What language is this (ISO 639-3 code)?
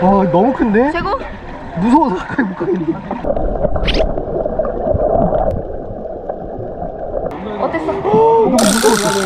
kor